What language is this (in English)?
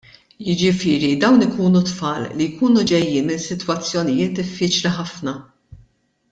Maltese